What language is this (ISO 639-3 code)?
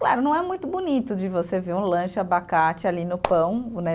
por